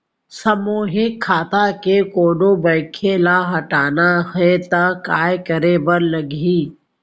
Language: Chhattisgarhi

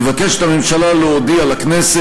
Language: Hebrew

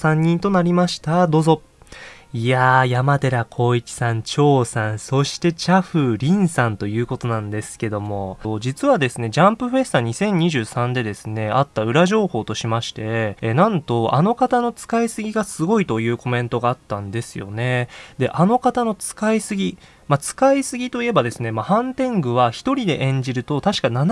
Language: Japanese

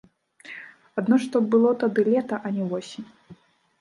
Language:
Belarusian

